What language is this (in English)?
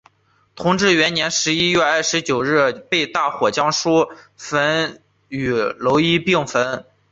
Chinese